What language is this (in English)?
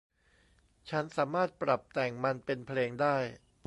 Thai